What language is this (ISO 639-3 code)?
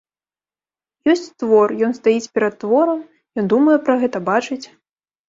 bel